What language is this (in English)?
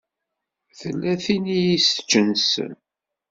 Kabyle